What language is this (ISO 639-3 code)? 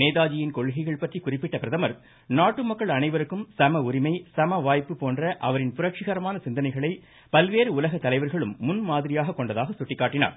tam